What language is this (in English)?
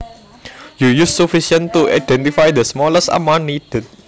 Javanese